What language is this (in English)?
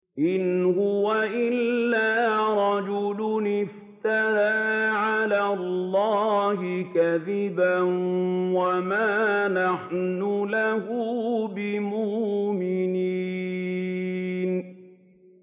Arabic